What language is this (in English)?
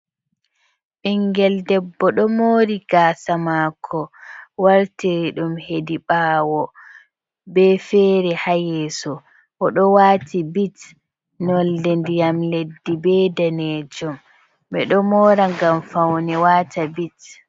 Fula